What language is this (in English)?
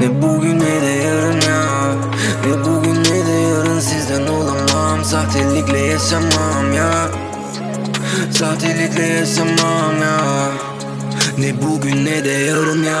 Turkish